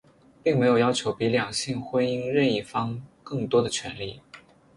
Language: Chinese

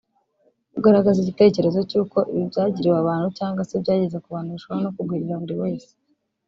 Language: Kinyarwanda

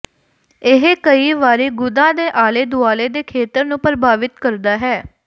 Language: Punjabi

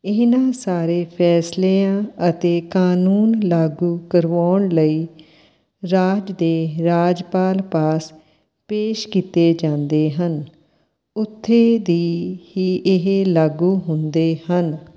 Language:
Punjabi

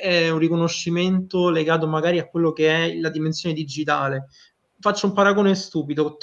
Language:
Italian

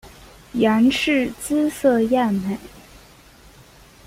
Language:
Chinese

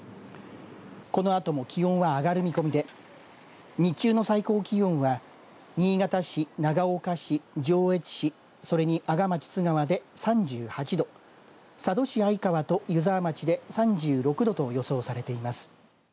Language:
Japanese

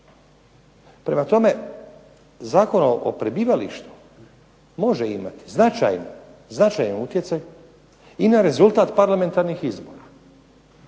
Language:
Croatian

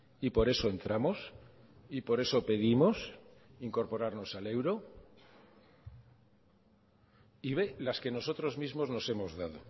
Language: Spanish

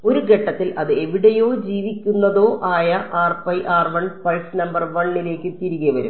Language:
Malayalam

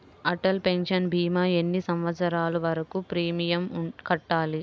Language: Telugu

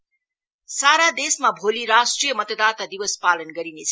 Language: Nepali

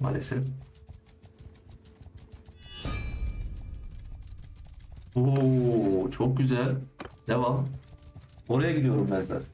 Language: Turkish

